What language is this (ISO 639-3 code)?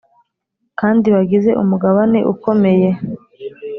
kin